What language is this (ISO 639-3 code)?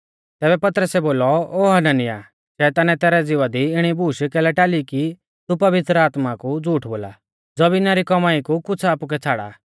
bfz